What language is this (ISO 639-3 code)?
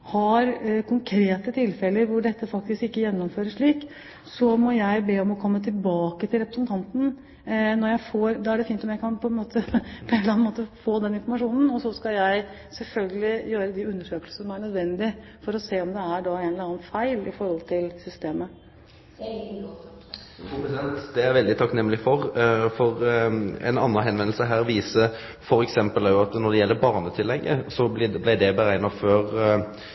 nor